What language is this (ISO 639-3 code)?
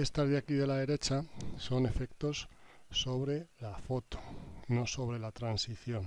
spa